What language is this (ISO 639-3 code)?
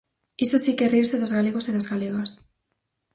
glg